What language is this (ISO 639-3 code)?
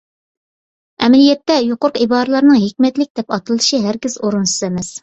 uig